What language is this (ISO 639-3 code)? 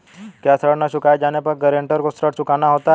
hin